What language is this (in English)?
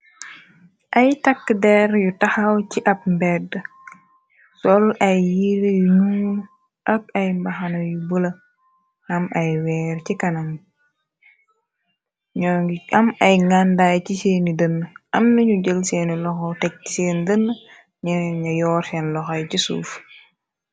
Wolof